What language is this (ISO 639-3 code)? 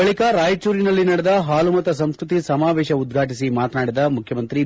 kan